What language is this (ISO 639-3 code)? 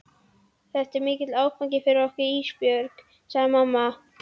isl